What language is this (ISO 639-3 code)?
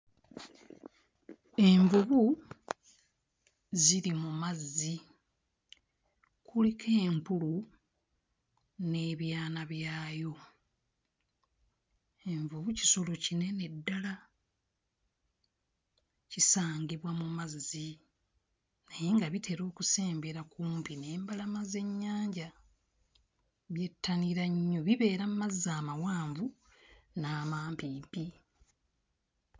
lug